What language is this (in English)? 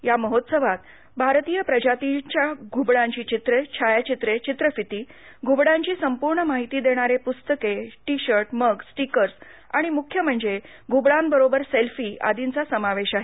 Marathi